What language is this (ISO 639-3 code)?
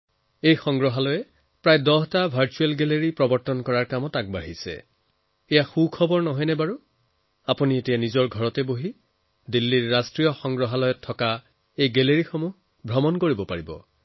asm